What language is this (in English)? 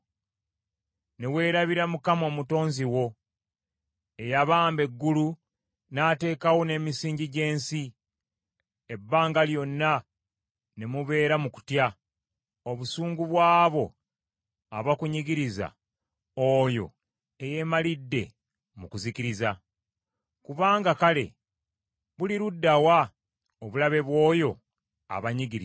Ganda